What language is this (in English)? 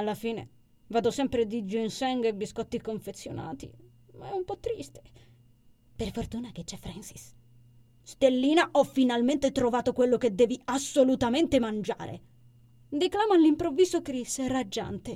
Italian